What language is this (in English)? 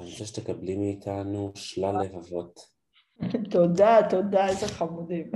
Hebrew